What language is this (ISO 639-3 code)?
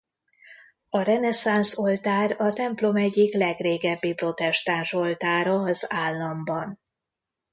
hun